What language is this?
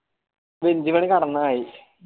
Malayalam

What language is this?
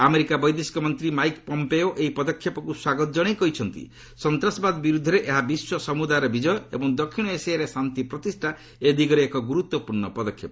Odia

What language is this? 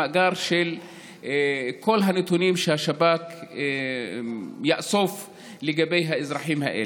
Hebrew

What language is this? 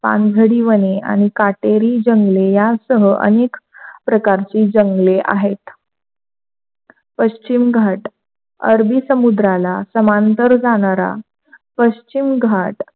Marathi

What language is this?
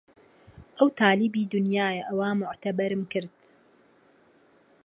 Central Kurdish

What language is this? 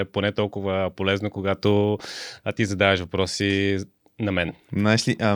Bulgarian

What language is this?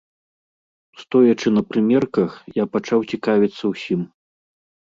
Belarusian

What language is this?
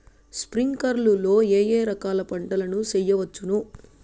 Telugu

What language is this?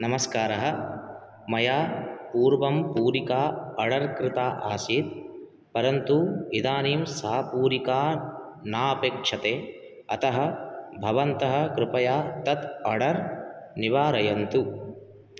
Sanskrit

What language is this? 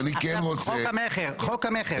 Hebrew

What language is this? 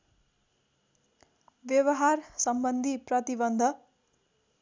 Nepali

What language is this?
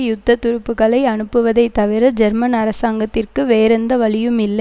Tamil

